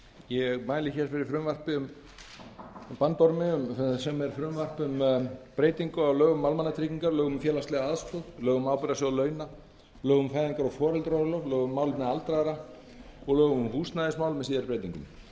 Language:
Icelandic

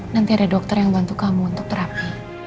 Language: Indonesian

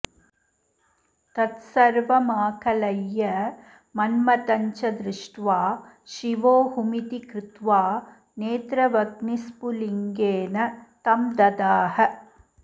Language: Sanskrit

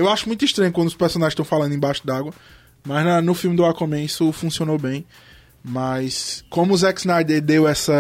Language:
Portuguese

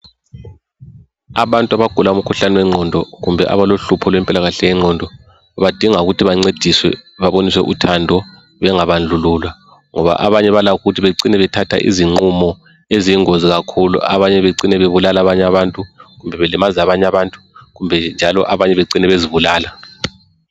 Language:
North Ndebele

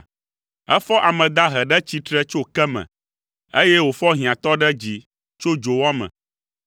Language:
Ewe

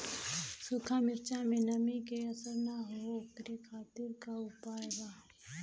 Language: Bhojpuri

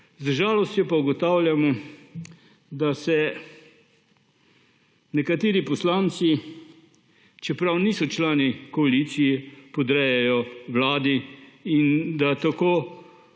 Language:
Slovenian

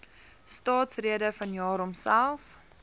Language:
Afrikaans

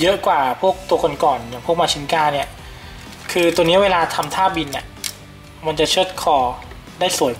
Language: Thai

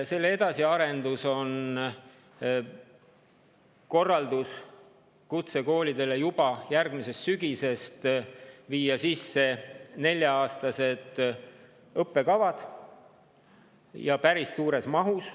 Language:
Estonian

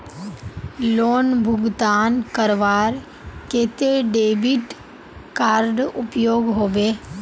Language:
Magahi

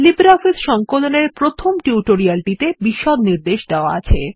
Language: Bangla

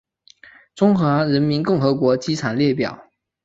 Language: Chinese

